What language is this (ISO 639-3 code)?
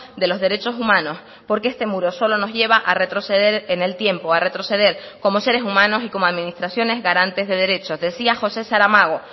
spa